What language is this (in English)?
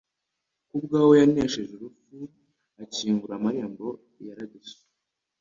Kinyarwanda